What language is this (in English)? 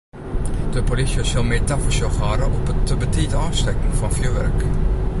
Western Frisian